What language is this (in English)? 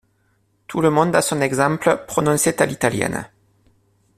French